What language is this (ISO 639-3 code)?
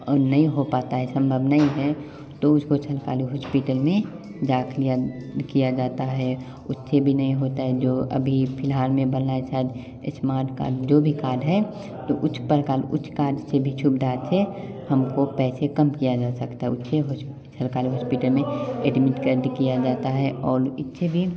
hin